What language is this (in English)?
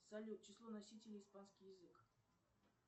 Russian